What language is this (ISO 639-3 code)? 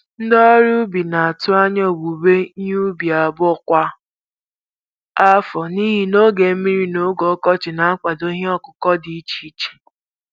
ibo